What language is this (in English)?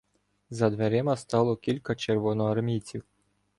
Ukrainian